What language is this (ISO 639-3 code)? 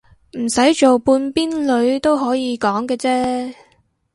yue